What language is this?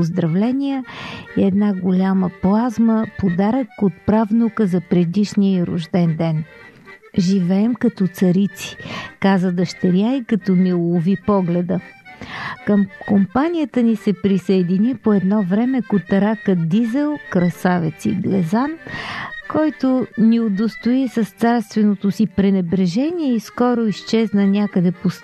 Bulgarian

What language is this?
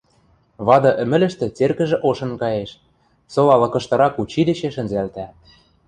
Western Mari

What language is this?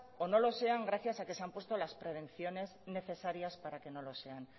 Spanish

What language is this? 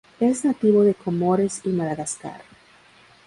Spanish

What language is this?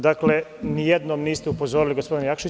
Serbian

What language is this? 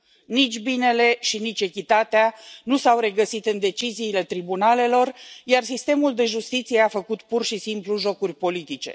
Romanian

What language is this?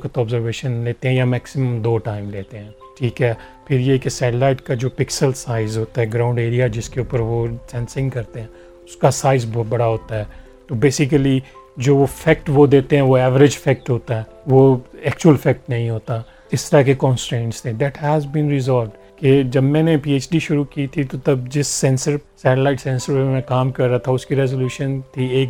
Urdu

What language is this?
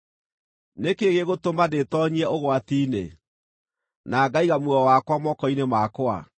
Kikuyu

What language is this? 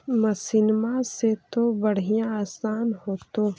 Magahi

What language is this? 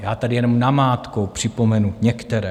Czech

